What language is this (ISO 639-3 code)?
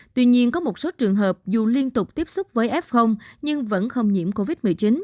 vie